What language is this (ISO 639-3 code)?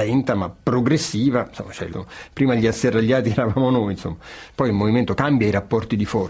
ita